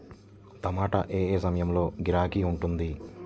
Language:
Telugu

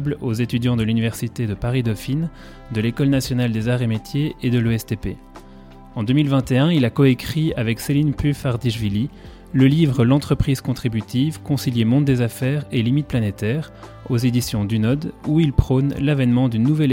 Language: French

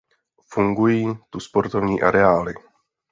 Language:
Czech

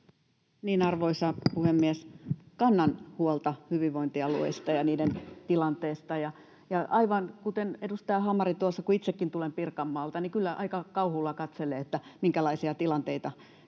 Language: Finnish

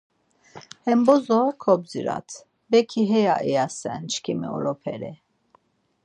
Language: Laz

